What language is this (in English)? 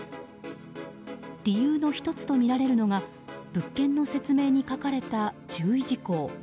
Japanese